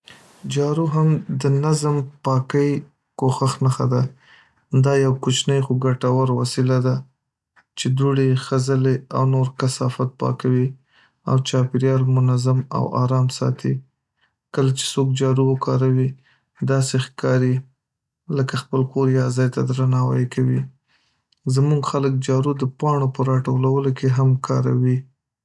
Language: Pashto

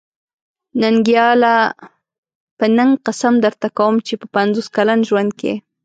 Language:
Pashto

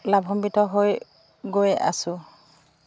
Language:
Assamese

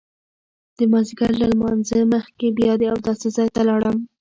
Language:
Pashto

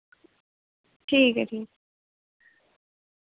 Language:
Dogri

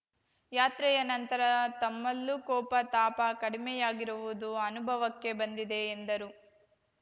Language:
Kannada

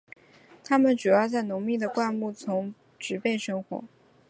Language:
Chinese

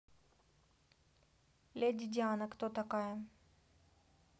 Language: Russian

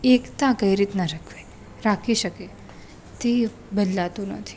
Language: Gujarati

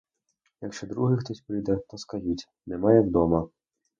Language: Ukrainian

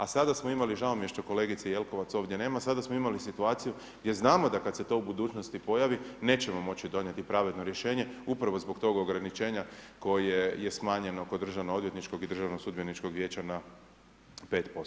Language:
Croatian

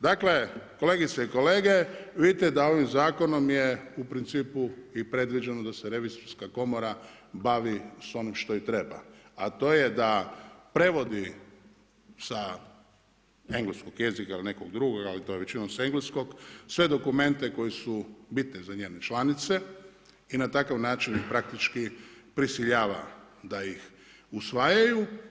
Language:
Croatian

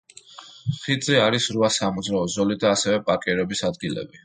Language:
Georgian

